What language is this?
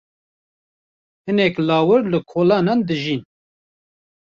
Kurdish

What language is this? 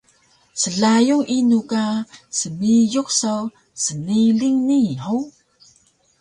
Taroko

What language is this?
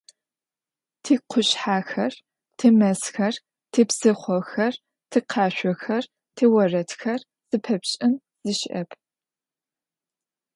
Adyghe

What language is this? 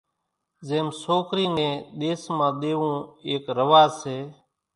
Kachi Koli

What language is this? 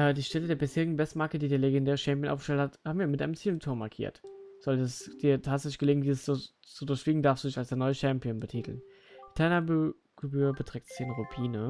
German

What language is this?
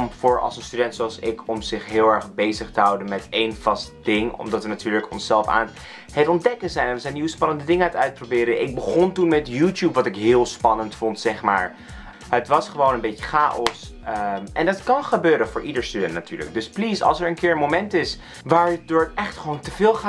Dutch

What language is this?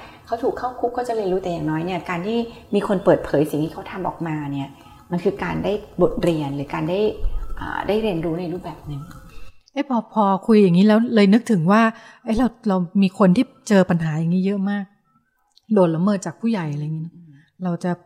Thai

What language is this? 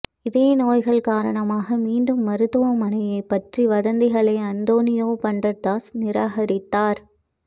Tamil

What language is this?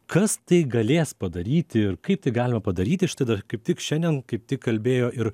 Lithuanian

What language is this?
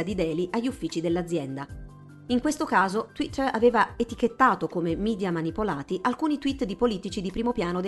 Italian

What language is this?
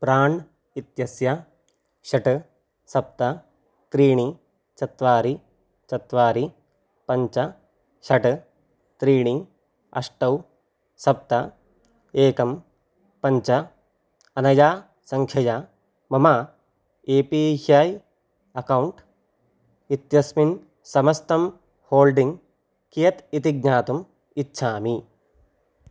Sanskrit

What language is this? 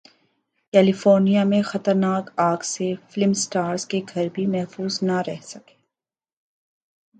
Urdu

